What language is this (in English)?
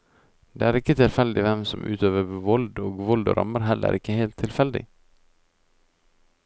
Norwegian